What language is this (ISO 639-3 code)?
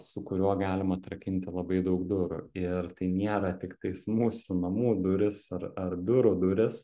lit